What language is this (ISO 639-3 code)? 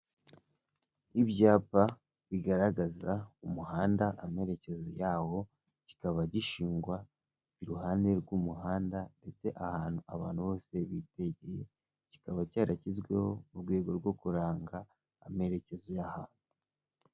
kin